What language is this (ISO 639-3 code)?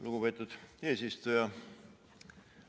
est